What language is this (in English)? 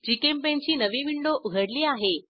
Marathi